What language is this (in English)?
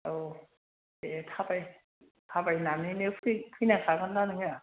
Bodo